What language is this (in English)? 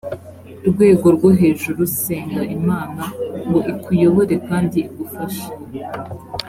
Kinyarwanda